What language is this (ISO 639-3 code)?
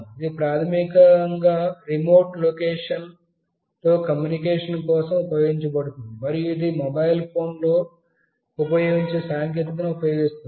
tel